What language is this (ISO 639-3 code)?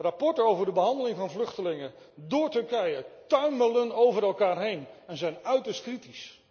nld